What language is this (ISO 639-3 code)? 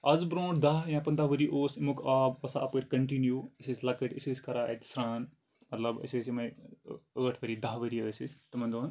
kas